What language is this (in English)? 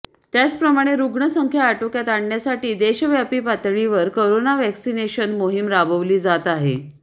Marathi